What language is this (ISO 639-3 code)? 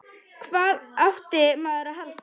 isl